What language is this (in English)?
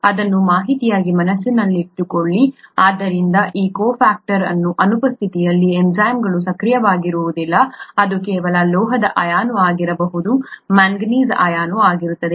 Kannada